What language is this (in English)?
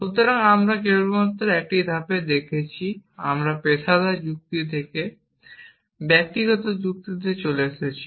Bangla